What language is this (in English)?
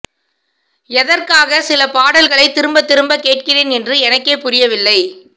Tamil